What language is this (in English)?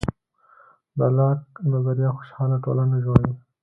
Pashto